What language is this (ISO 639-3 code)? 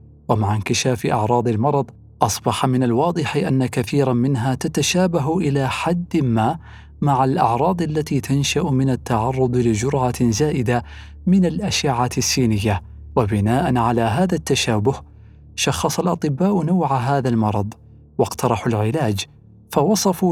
ara